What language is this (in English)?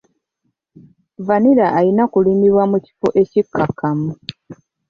Ganda